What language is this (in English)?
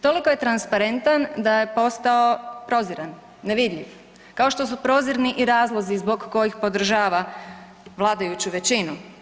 Croatian